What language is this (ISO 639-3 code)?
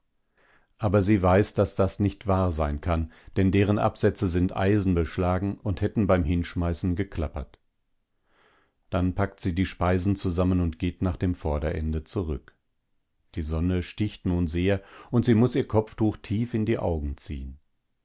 deu